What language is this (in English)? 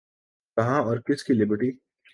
Urdu